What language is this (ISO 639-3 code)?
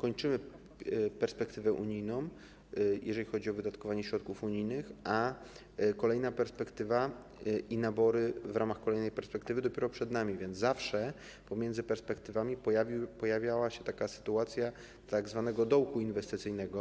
pol